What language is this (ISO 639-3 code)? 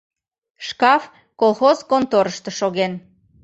chm